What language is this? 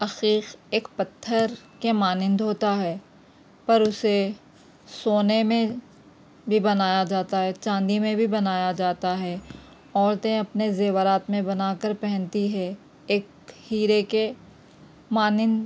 Urdu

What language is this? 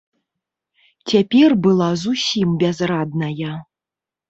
Belarusian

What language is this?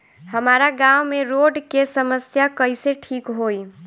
Bhojpuri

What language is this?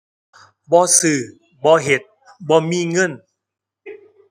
Thai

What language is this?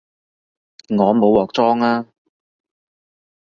Cantonese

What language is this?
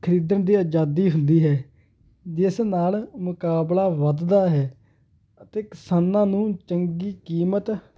Punjabi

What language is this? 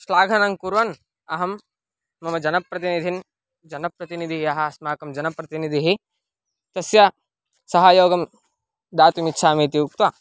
Sanskrit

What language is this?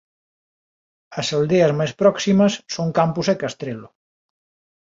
Galician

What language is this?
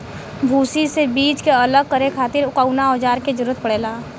Bhojpuri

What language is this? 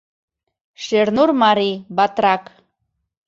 Mari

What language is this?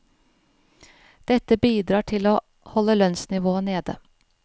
Norwegian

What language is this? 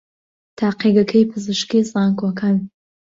Central Kurdish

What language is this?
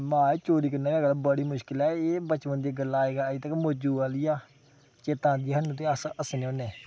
Dogri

